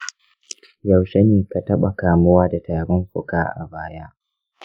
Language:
Hausa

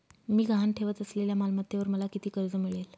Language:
Marathi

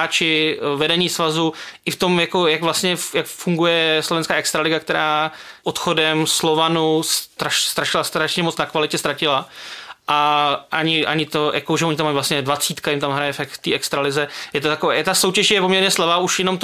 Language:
Czech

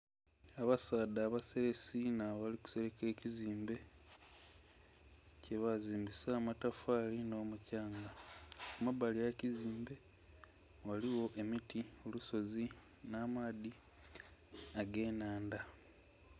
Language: Soga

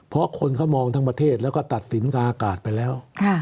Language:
Thai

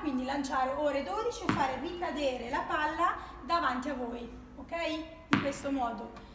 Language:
Italian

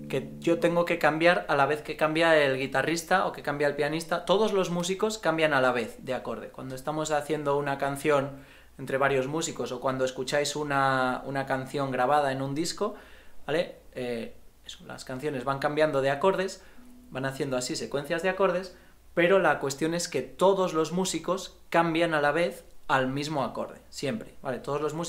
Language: Spanish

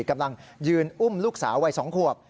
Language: Thai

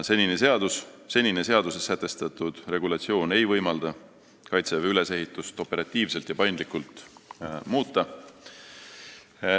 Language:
Estonian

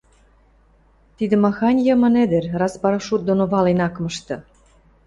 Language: Western Mari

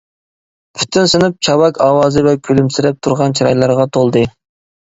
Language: Uyghur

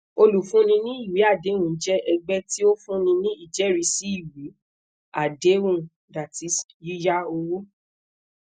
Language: Yoruba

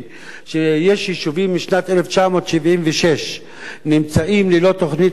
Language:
Hebrew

